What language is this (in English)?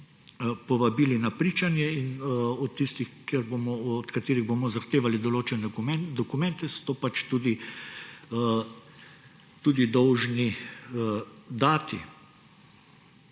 Slovenian